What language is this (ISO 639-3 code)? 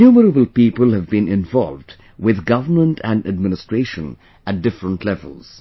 eng